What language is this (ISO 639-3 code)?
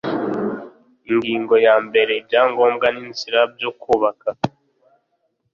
kin